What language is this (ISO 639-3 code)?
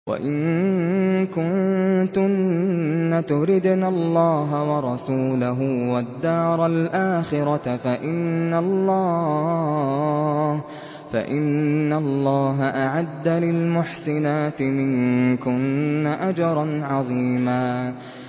ara